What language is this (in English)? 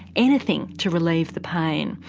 English